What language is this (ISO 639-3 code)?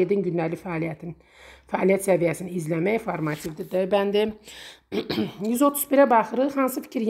tur